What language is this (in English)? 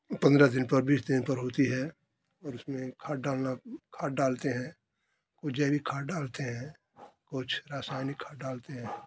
Hindi